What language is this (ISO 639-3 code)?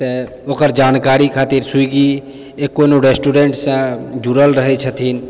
mai